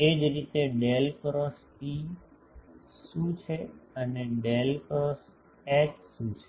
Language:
Gujarati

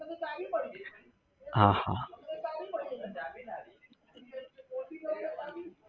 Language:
Gujarati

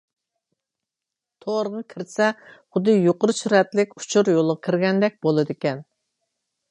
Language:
Uyghur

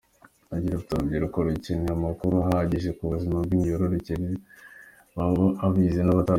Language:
Kinyarwanda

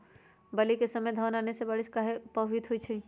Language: Magahi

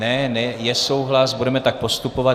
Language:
Czech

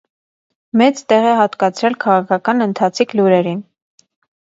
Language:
Armenian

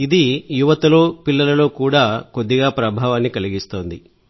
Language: Telugu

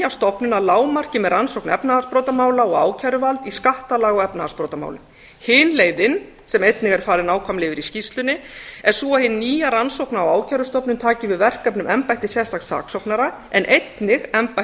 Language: Icelandic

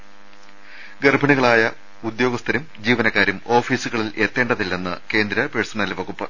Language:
Malayalam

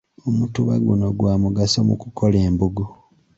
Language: Ganda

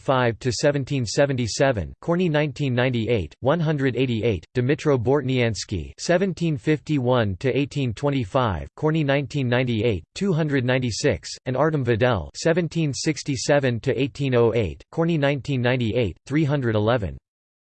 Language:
English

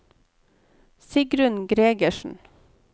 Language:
Norwegian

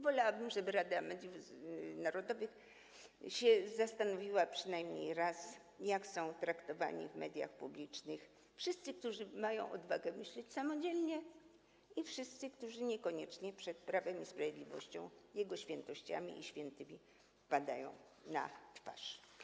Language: Polish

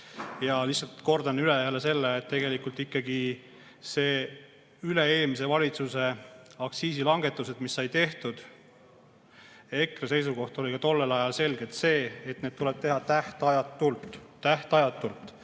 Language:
Estonian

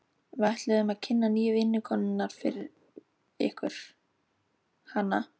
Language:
Icelandic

